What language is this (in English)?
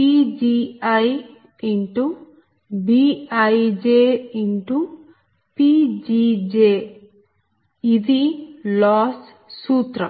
Telugu